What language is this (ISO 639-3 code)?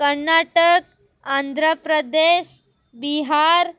snd